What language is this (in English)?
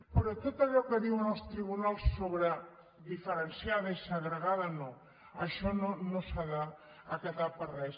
Catalan